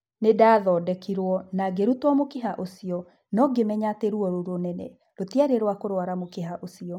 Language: Kikuyu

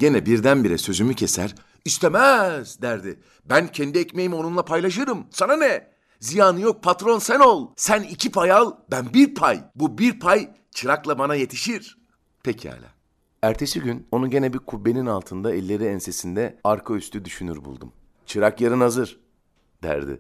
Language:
Turkish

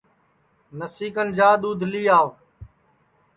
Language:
Sansi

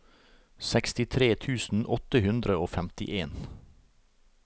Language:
Norwegian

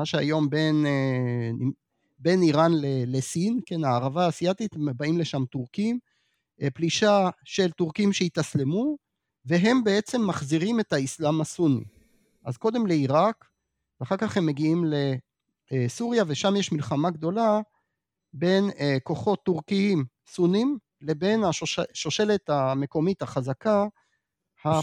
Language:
Hebrew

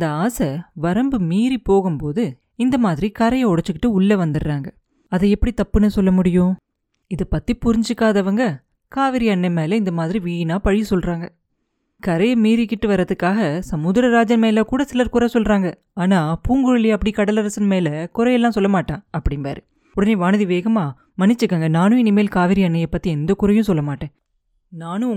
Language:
Tamil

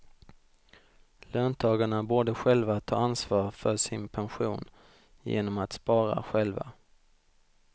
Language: Swedish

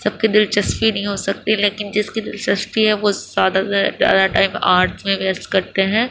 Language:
Urdu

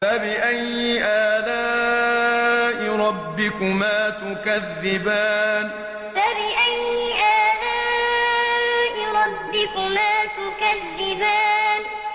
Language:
Arabic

